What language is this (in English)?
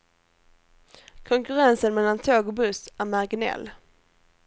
Swedish